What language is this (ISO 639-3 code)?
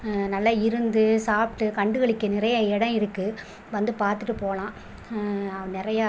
tam